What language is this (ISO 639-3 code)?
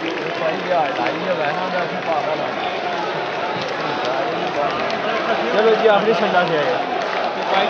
ita